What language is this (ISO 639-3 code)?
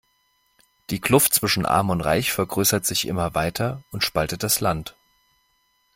deu